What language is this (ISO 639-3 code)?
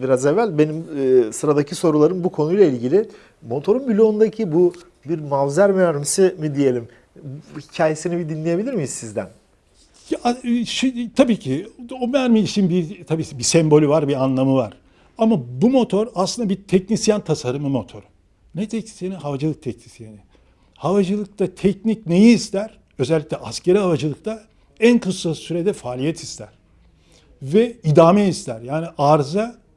tur